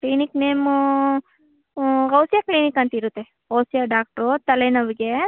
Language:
Kannada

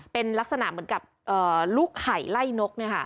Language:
Thai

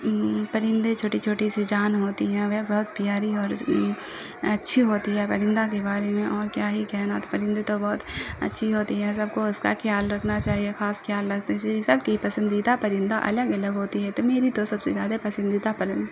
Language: Urdu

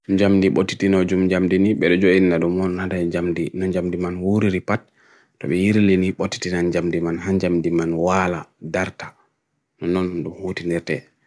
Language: Bagirmi Fulfulde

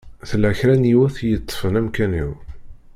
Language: Kabyle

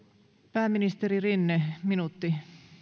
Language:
Finnish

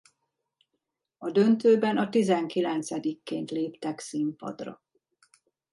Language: Hungarian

